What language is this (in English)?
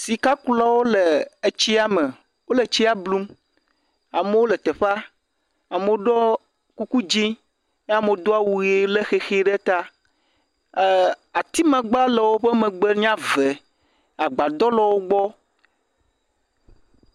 Ewe